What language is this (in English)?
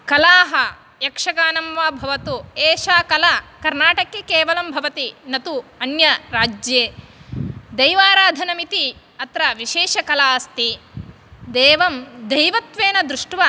Sanskrit